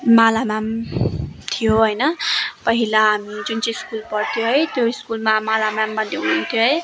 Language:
Nepali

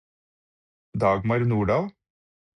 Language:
Norwegian Bokmål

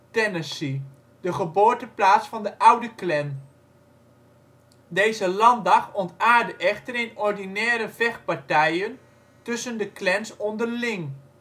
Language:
Dutch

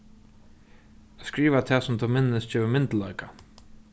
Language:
Faroese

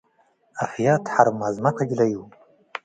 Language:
Tigre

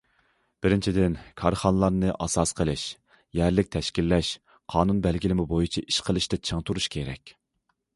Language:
Uyghur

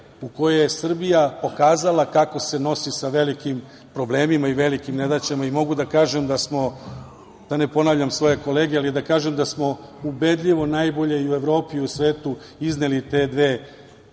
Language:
Serbian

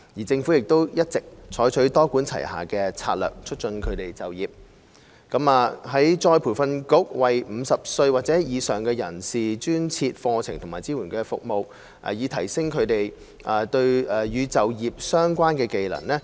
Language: Cantonese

